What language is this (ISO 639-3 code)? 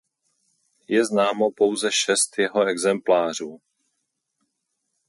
ces